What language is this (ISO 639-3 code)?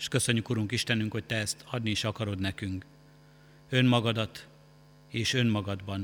hun